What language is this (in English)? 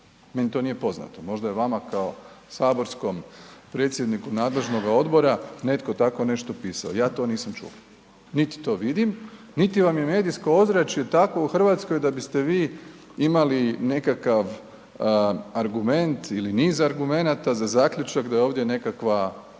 Croatian